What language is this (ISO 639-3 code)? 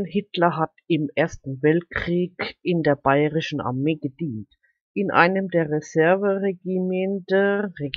deu